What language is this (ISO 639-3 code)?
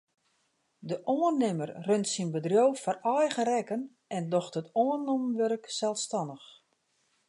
fry